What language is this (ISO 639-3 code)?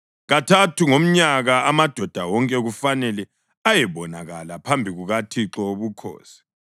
nde